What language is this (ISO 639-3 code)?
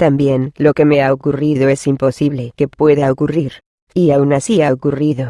spa